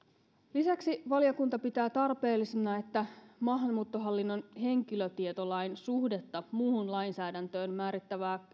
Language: Finnish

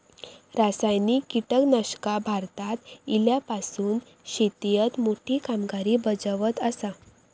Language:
Marathi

